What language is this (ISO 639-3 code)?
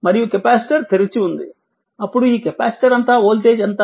tel